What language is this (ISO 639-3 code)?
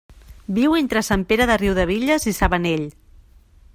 cat